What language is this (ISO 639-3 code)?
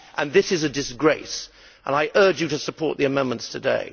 eng